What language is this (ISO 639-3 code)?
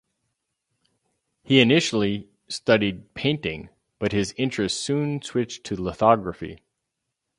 eng